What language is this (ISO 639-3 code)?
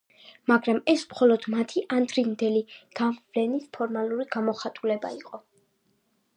kat